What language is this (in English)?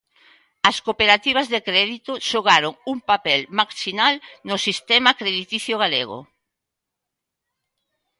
Galician